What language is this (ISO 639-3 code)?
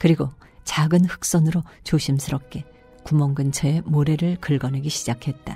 kor